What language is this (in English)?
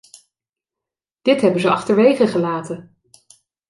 Dutch